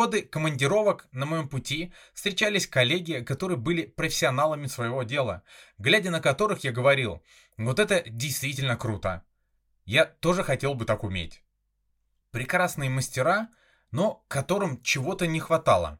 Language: Russian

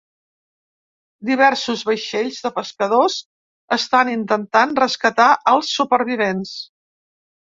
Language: Catalan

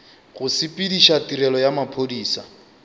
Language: Northern Sotho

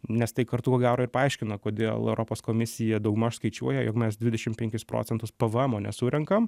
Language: Lithuanian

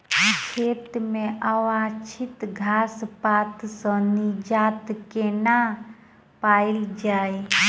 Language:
Maithili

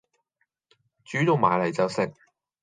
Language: Cantonese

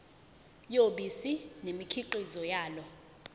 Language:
Zulu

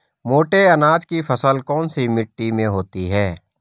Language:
Hindi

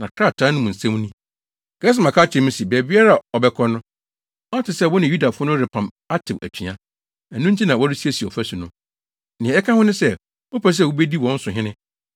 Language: Akan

